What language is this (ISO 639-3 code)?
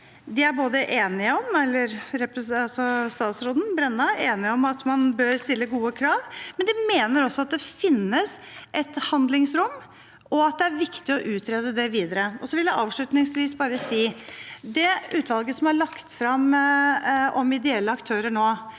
nor